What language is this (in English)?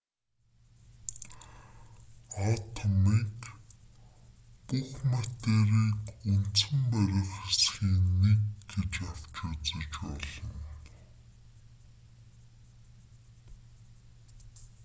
Mongolian